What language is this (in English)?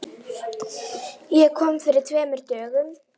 Icelandic